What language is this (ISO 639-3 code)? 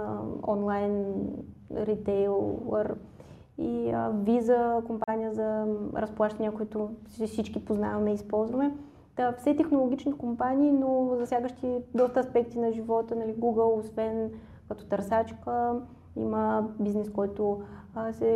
bul